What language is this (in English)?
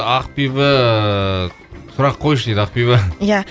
Kazakh